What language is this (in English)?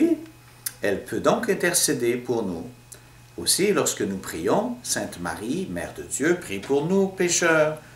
French